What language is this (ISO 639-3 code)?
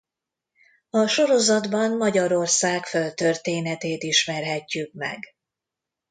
hun